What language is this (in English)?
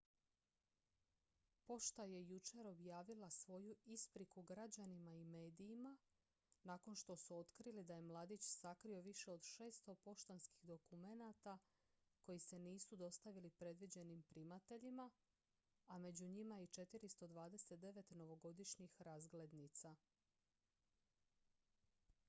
Croatian